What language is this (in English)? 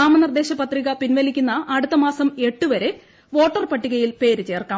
Malayalam